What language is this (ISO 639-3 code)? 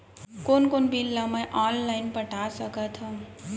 hne